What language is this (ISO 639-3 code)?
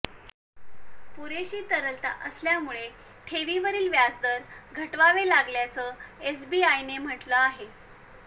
mar